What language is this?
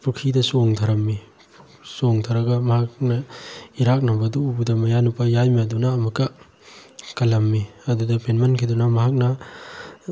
Manipuri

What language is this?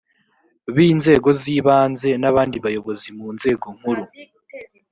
Kinyarwanda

